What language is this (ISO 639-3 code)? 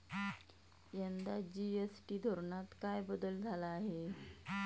mar